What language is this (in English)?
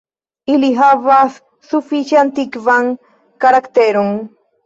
Esperanto